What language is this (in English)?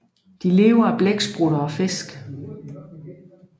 Danish